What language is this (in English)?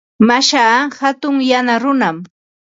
Ambo-Pasco Quechua